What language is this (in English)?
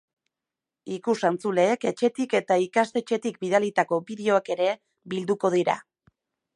Basque